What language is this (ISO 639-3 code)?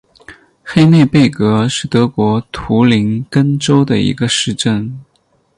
zho